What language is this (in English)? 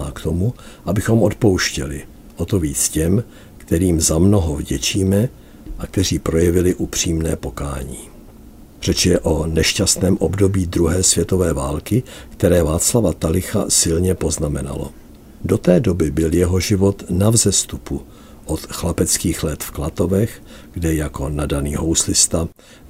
Czech